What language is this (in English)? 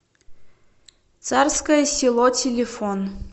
Russian